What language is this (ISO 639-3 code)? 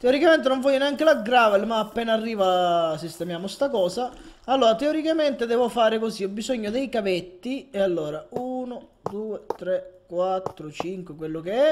ita